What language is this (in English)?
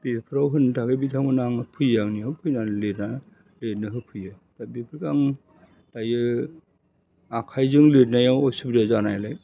Bodo